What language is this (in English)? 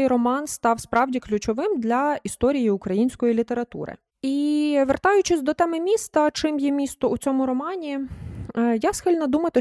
Ukrainian